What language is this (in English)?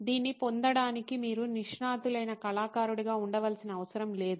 Telugu